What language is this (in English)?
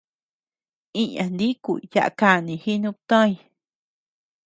Tepeuxila Cuicatec